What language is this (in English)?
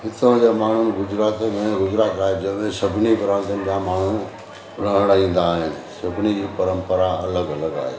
Sindhi